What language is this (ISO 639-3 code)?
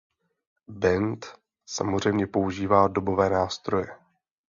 ces